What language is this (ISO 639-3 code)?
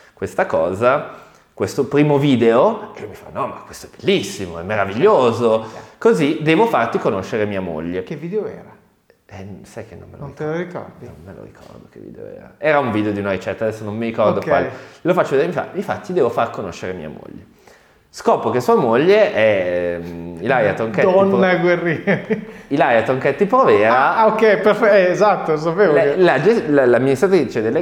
ita